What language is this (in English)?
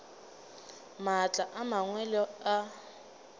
Northern Sotho